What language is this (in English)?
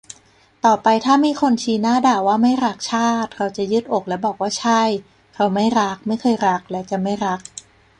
Thai